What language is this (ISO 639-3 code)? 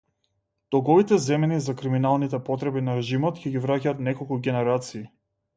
mkd